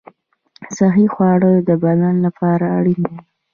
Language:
Pashto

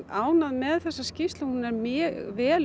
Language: Icelandic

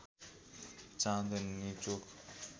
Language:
Nepali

